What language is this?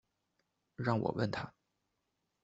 Chinese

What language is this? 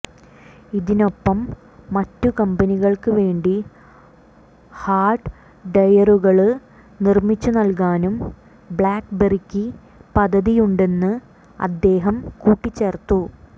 Malayalam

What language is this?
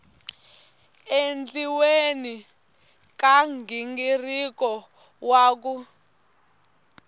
Tsonga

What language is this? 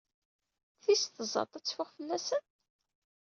Kabyle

